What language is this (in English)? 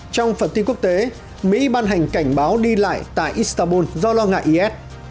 Vietnamese